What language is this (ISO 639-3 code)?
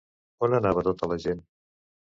cat